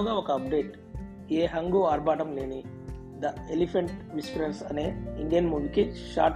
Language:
Telugu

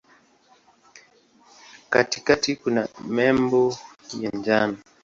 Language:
Swahili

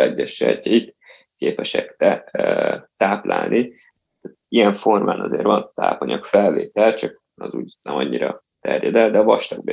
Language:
Hungarian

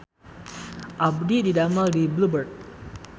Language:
Sundanese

